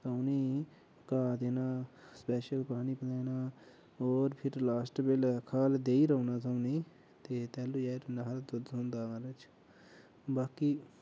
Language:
Dogri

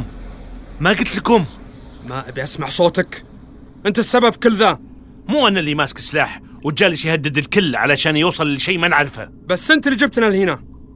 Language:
Arabic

